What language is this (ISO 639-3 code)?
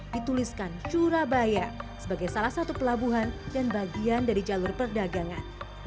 ind